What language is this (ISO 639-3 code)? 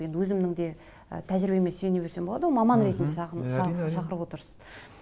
kaz